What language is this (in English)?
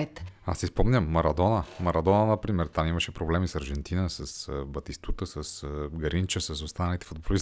Bulgarian